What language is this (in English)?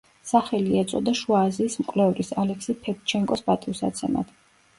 Georgian